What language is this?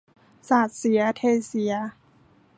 Thai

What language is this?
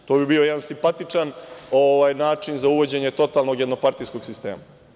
Serbian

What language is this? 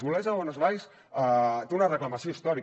Catalan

